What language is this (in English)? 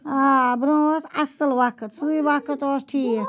Kashmiri